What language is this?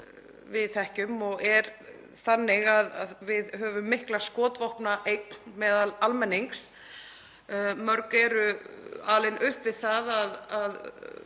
Icelandic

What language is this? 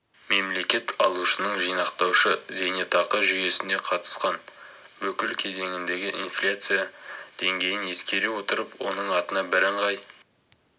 Kazakh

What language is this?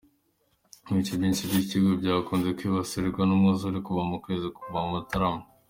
Kinyarwanda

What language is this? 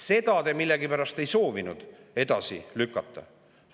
Estonian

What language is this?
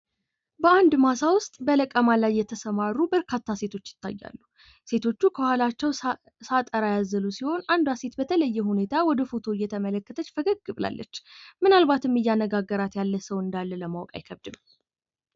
Amharic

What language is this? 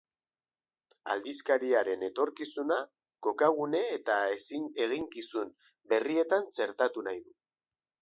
Basque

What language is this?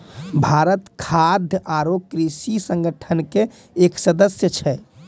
Maithili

